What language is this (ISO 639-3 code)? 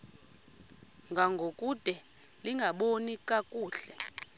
xho